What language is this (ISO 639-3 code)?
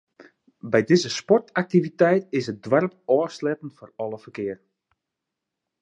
fry